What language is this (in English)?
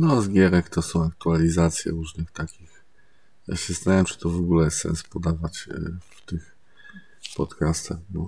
Polish